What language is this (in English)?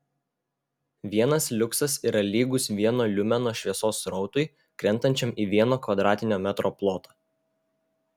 Lithuanian